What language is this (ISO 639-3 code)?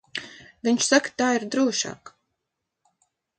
lav